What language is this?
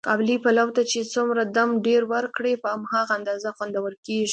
Pashto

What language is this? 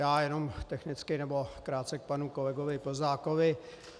Czech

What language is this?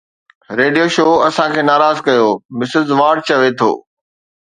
Sindhi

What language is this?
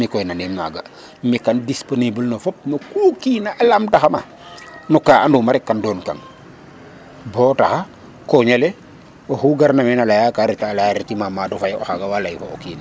Serer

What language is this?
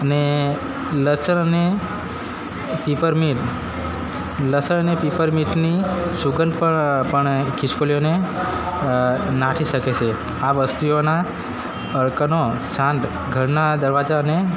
Gujarati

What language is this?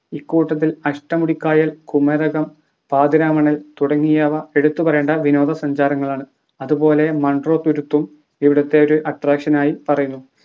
Malayalam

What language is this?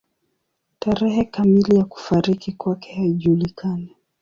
Swahili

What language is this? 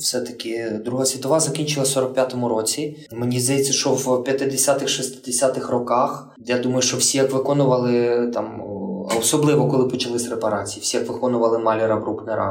Ukrainian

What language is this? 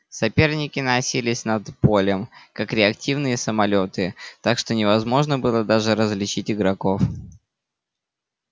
Russian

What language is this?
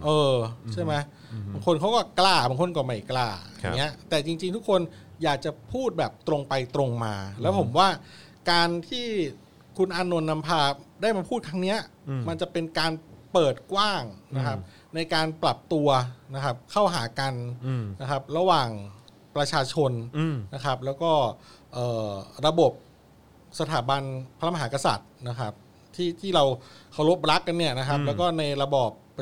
Thai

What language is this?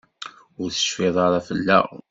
Kabyle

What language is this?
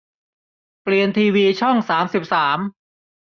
Thai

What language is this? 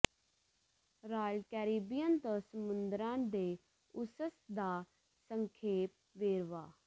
Punjabi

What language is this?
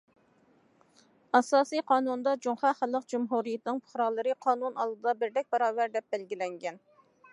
Uyghur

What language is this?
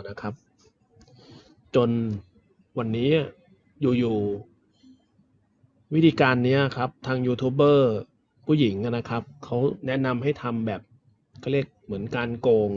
Thai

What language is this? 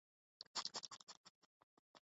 Urdu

